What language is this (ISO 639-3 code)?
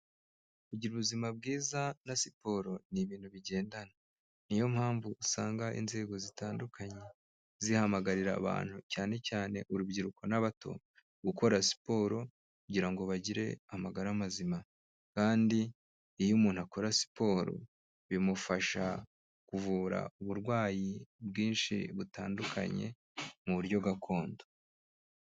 kin